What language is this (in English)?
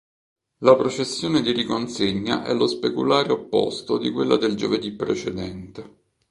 Italian